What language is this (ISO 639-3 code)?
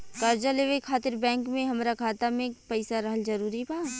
bho